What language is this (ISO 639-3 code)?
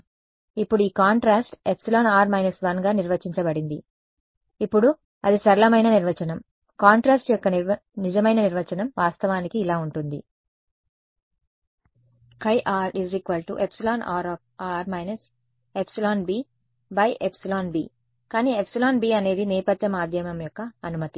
tel